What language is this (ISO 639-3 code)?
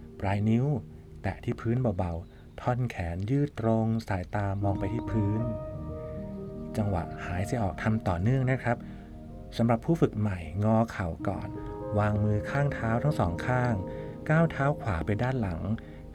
tha